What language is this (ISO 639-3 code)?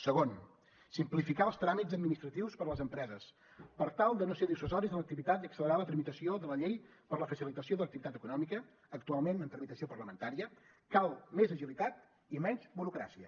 cat